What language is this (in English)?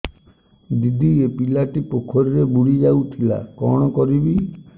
Odia